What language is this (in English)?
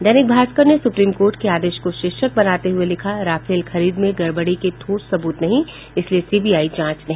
Hindi